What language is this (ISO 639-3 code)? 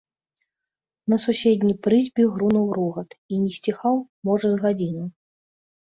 bel